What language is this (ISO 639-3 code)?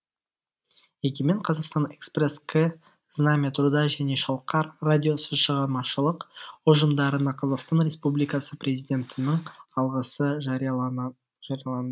kaz